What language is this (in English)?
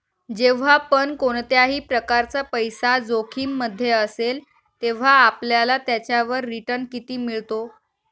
Marathi